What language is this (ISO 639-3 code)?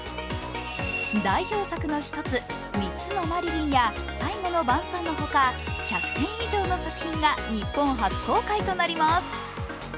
jpn